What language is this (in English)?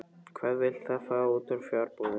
Icelandic